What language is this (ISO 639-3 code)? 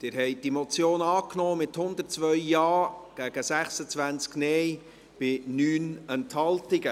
gsw